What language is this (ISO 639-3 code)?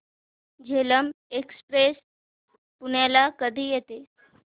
mar